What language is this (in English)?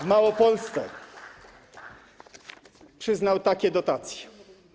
Polish